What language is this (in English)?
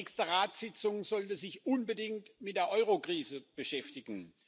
German